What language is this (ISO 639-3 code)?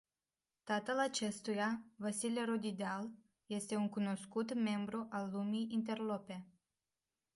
ron